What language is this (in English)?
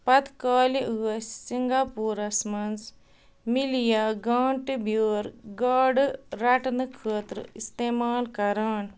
Kashmiri